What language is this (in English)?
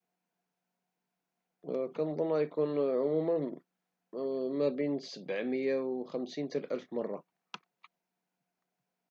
Moroccan Arabic